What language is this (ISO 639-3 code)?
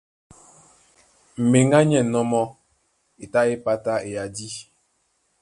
dua